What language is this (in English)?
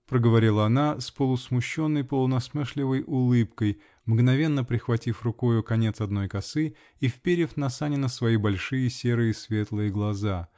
Russian